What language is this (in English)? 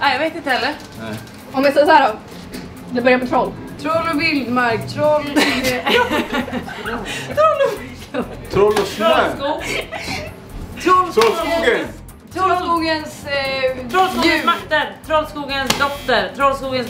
Swedish